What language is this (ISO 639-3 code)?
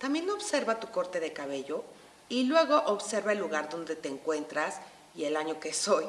spa